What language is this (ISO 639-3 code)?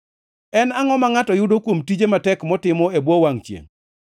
luo